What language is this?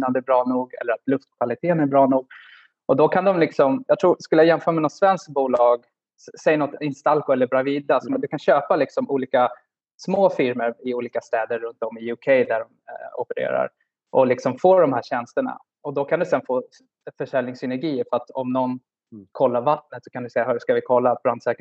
Swedish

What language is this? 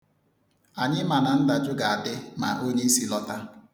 Igbo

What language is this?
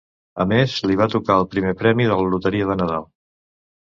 Catalan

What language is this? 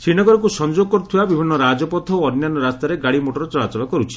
Odia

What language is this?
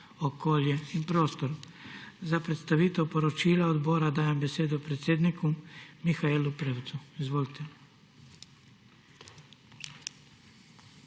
Slovenian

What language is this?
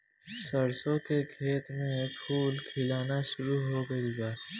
Bhojpuri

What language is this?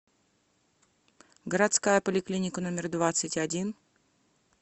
Russian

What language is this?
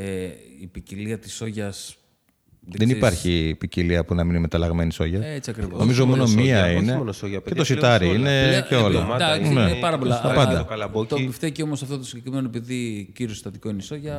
Greek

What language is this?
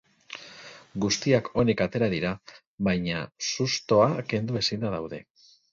Basque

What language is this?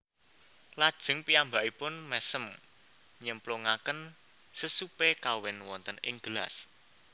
Javanese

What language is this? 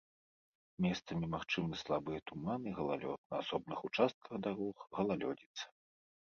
Belarusian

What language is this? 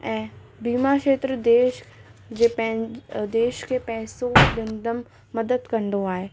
Sindhi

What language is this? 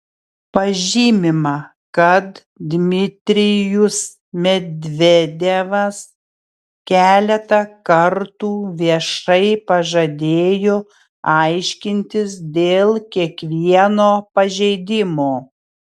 Lithuanian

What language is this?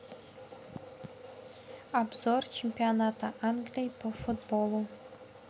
Russian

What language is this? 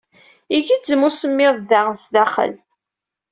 Kabyle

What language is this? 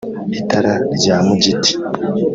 Kinyarwanda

